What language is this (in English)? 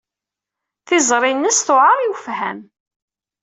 Kabyle